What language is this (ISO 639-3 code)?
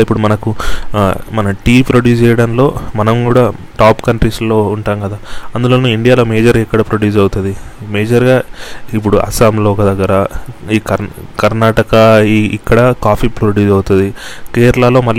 tel